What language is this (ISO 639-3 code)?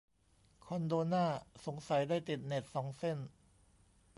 tha